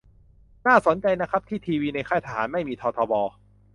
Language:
Thai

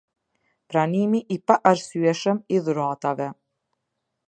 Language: Albanian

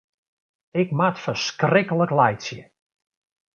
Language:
Western Frisian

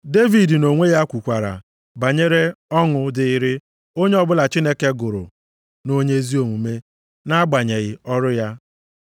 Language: Igbo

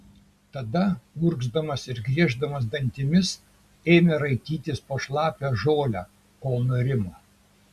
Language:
Lithuanian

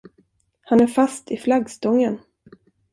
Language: Swedish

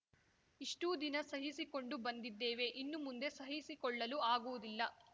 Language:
Kannada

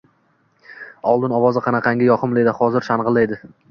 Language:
Uzbek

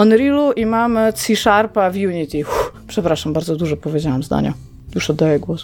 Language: Polish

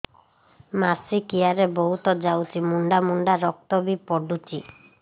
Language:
Odia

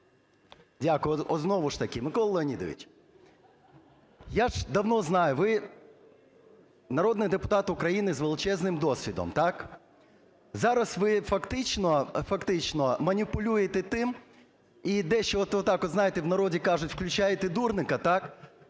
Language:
Ukrainian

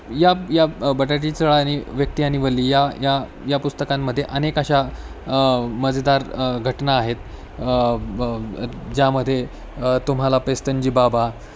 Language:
Marathi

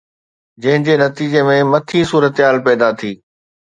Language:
Sindhi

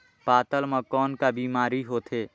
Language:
Chhattisgarhi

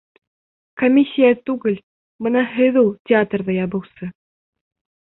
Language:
Bashkir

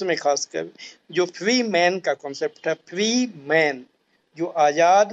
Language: Hindi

